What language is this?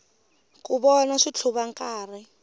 Tsonga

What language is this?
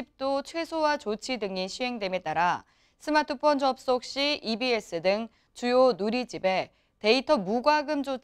Korean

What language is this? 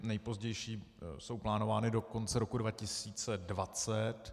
Czech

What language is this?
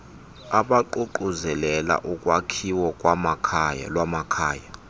Xhosa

